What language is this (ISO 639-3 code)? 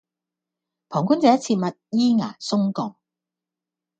yue